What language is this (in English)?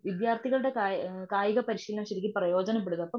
Malayalam